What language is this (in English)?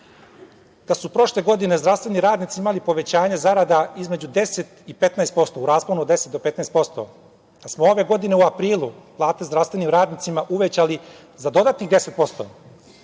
Serbian